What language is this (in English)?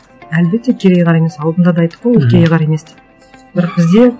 Kazakh